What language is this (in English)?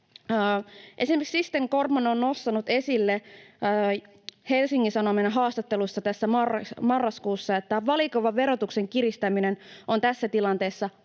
Finnish